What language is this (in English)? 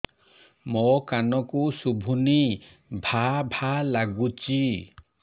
Odia